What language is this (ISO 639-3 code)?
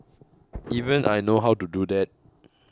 eng